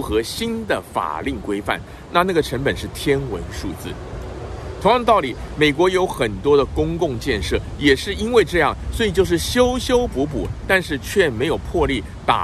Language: Chinese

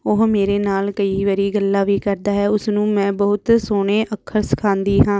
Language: Punjabi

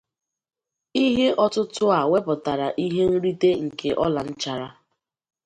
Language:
Igbo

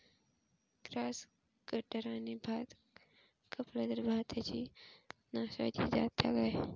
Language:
Marathi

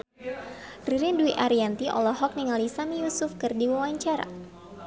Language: Sundanese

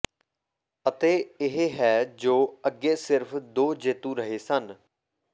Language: Punjabi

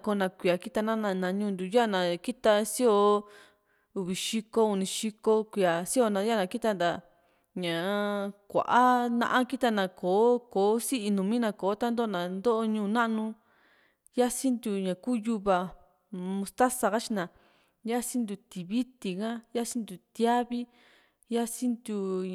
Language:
Juxtlahuaca Mixtec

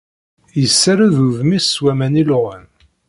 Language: Kabyle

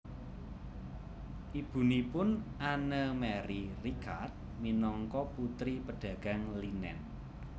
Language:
Javanese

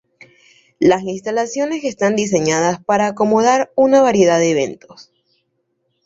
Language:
Spanish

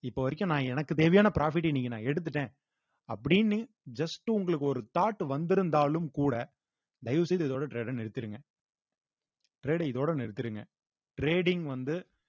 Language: Tamil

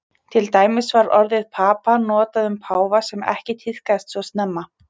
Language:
Icelandic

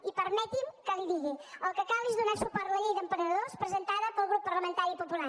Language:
Catalan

